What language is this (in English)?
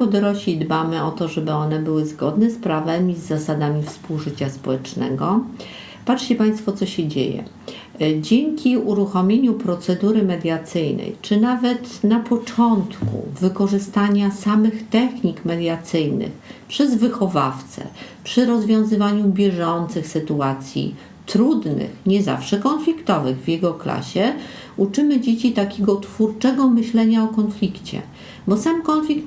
Polish